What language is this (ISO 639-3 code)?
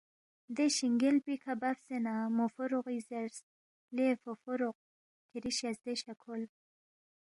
bft